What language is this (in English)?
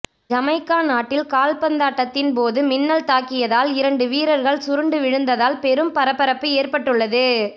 Tamil